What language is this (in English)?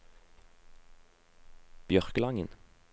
Norwegian